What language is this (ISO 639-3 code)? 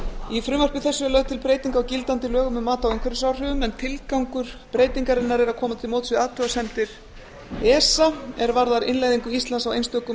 isl